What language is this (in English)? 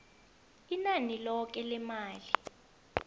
South Ndebele